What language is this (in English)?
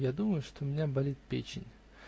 Russian